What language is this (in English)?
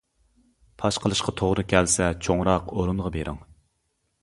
Uyghur